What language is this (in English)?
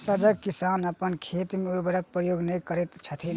Maithili